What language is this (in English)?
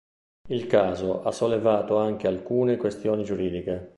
Italian